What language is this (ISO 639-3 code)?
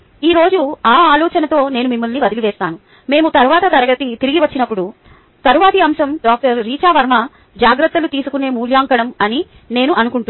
tel